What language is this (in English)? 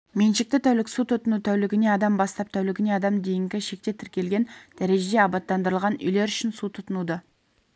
Kazakh